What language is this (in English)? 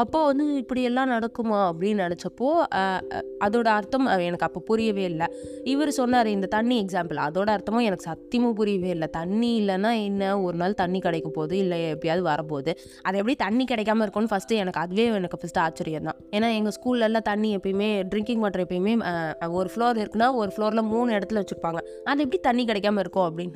Tamil